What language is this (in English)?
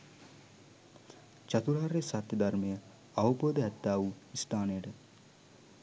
Sinhala